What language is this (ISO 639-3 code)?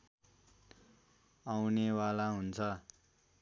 nep